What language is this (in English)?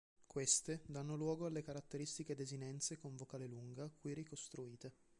Italian